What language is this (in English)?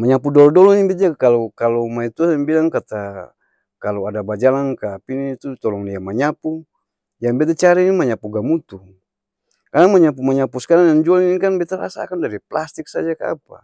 Ambonese Malay